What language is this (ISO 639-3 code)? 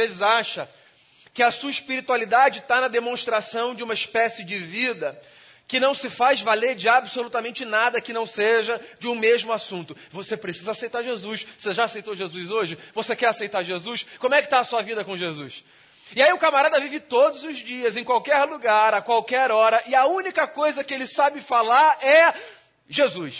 por